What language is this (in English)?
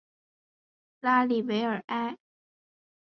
Chinese